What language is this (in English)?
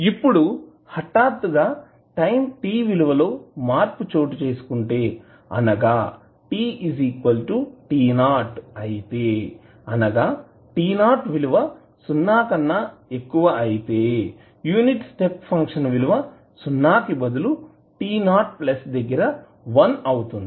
Telugu